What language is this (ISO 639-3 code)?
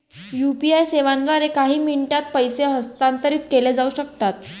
mar